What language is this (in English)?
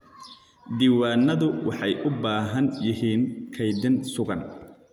Somali